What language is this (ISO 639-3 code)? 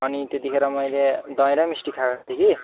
nep